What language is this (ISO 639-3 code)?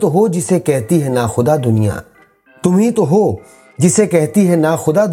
urd